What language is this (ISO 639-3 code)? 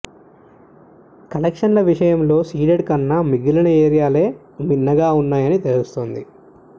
tel